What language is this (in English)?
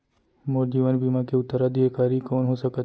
Chhattisgarhi